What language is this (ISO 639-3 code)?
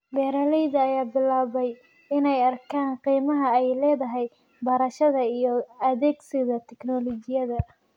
som